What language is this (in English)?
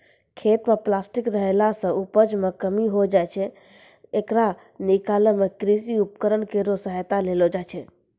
Maithili